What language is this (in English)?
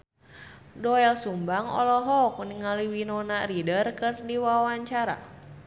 Sundanese